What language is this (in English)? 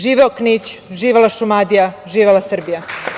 Serbian